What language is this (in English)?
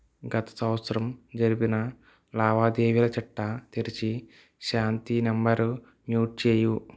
Telugu